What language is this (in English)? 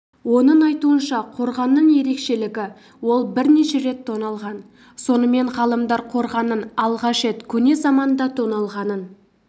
Kazakh